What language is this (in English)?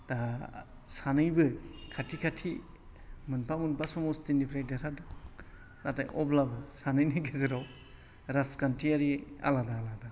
Bodo